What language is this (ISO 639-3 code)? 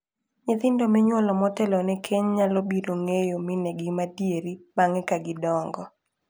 luo